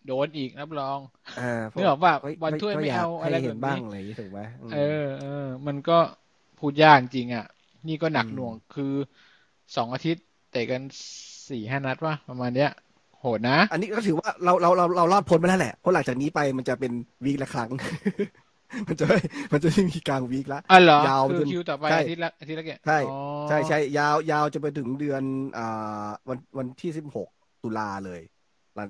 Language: Thai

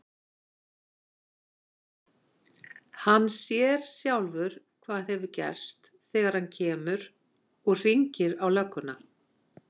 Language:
Icelandic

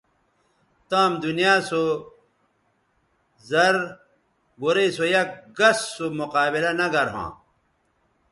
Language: Bateri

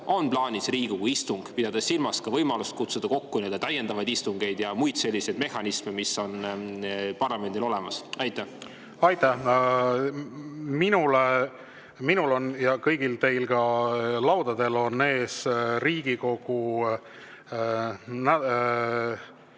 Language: Estonian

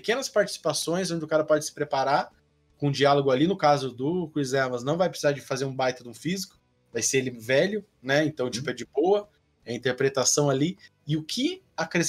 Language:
Portuguese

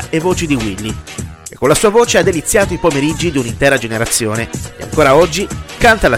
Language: Italian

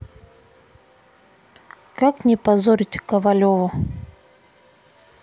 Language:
Russian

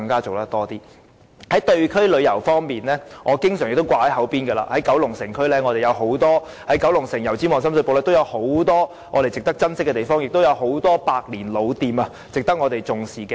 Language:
Cantonese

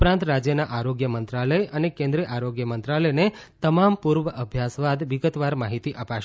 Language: Gujarati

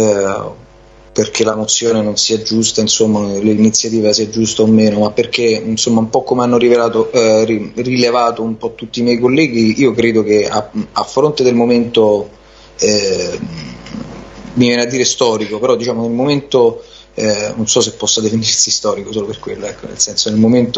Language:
Italian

